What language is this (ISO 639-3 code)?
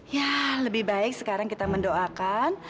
ind